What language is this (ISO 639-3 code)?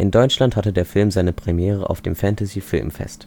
deu